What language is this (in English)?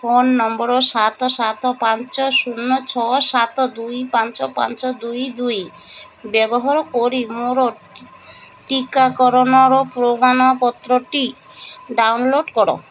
Odia